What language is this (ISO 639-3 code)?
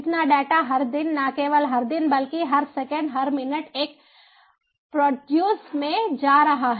hin